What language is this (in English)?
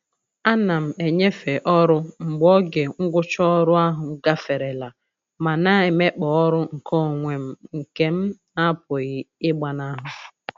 Igbo